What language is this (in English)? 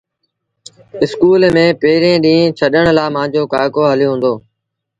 Sindhi Bhil